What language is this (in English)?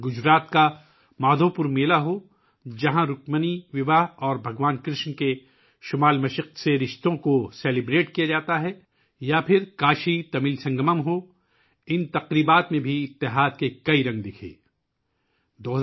Urdu